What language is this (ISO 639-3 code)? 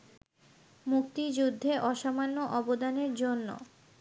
ben